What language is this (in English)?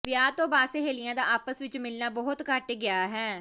Punjabi